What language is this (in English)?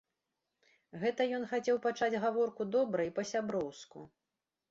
Belarusian